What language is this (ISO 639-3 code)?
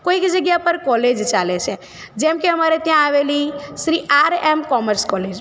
guj